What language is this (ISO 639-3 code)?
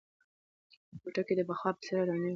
pus